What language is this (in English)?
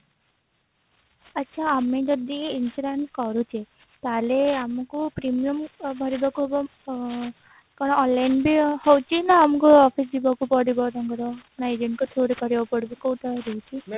Odia